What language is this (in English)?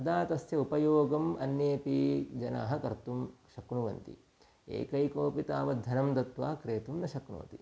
Sanskrit